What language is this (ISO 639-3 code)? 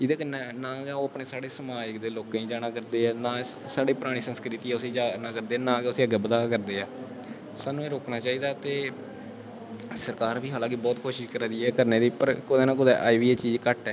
doi